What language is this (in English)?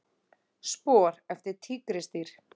Icelandic